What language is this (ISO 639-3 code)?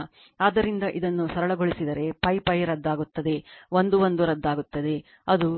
kan